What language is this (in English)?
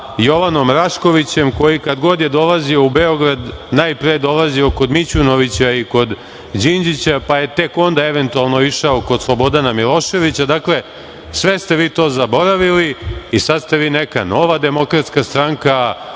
Serbian